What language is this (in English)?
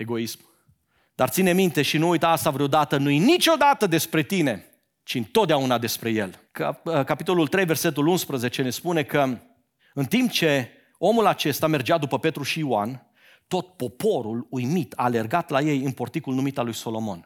Romanian